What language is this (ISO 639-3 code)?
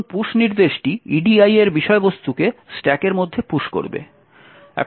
ben